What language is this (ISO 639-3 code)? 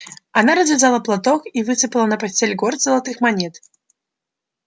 rus